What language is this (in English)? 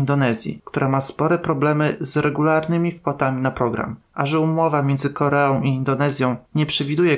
Polish